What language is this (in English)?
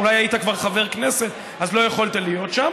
Hebrew